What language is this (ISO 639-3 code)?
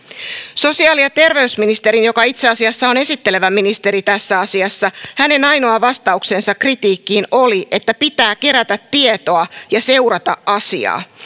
fin